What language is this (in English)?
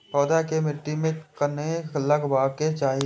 Maithili